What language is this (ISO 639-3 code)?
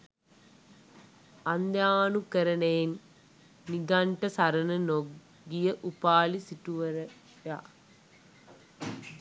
sin